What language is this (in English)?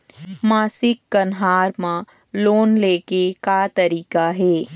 Chhattisgarhi